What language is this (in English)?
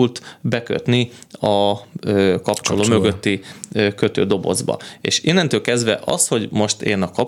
Hungarian